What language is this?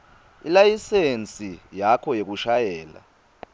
Swati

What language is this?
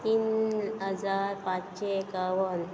Konkani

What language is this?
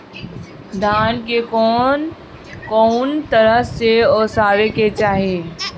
Bhojpuri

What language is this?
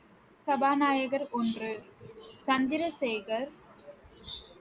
Tamil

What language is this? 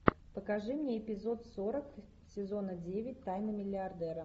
Russian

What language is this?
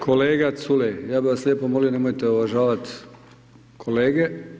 Croatian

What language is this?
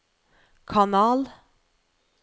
Norwegian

